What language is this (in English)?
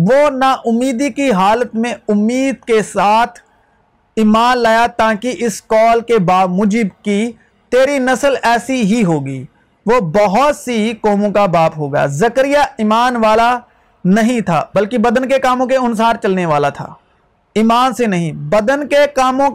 Urdu